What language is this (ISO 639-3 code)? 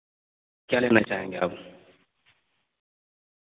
urd